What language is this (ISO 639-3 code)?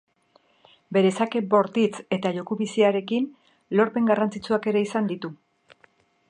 eus